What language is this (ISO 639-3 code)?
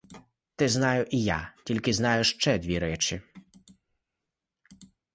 ukr